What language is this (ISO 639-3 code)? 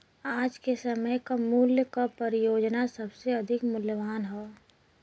bho